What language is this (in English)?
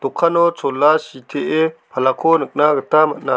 Garo